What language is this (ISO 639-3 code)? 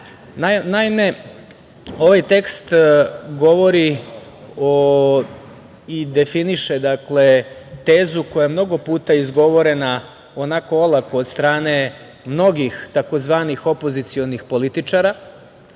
srp